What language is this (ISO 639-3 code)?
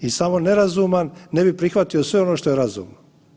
hrv